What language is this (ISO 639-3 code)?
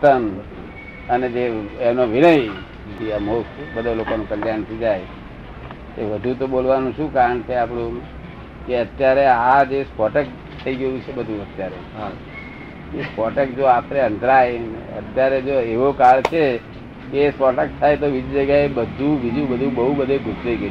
guj